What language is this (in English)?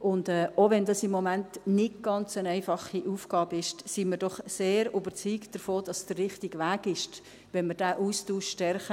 Swiss German